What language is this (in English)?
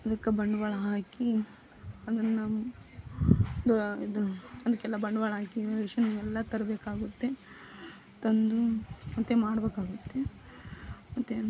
Kannada